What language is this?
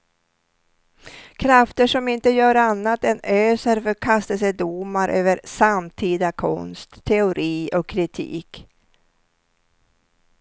Swedish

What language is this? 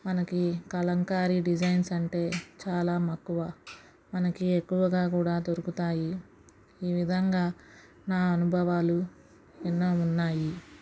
Telugu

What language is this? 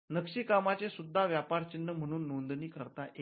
Marathi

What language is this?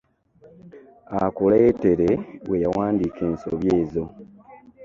Ganda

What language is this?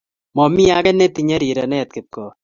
Kalenjin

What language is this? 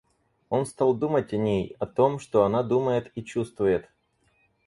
Russian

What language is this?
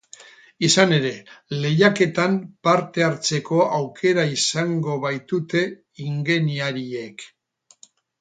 Basque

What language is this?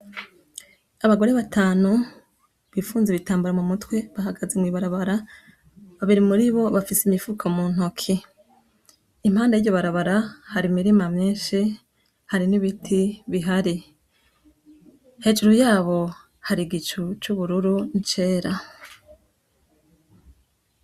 Rundi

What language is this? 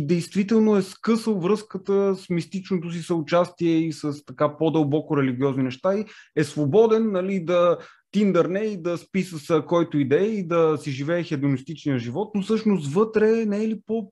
Bulgarian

